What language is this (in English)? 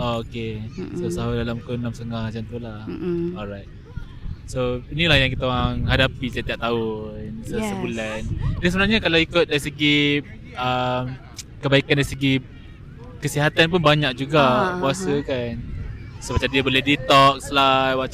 Malay